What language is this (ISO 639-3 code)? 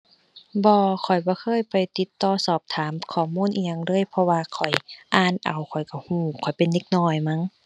tha